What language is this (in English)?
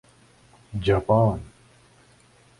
Urdu